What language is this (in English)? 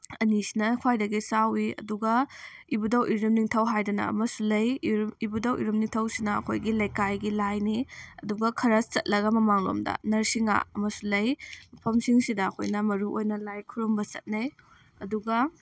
Manipuri